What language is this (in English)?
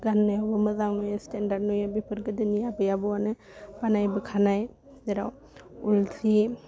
Bodo